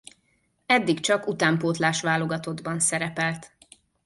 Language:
Hungarian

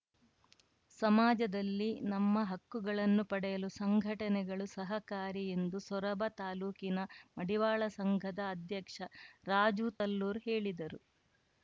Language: Kannada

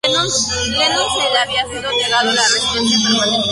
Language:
Spanish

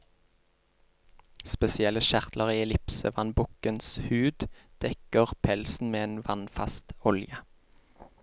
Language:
Norwegian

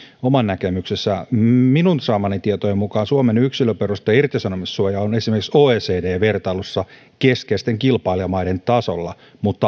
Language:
Finnish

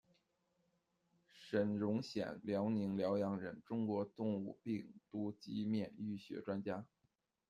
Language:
Chinese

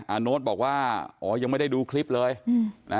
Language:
Thai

